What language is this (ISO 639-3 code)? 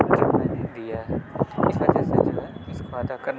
urd